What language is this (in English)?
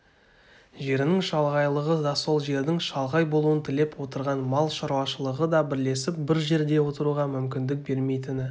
Kazakh